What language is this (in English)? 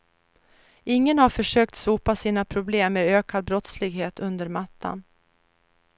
Swedish